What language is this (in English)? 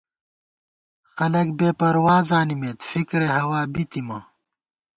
Gawar-Bati